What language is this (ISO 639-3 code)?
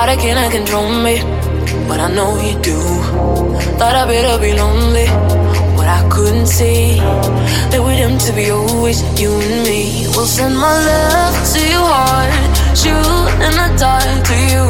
ita